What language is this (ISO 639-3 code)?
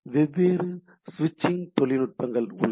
tam